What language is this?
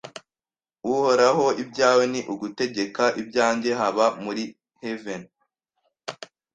Kinyarwanda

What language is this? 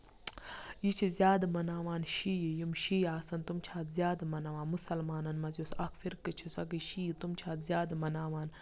Kashmiri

